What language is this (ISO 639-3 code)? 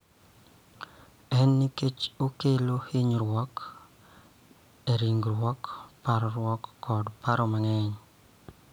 luo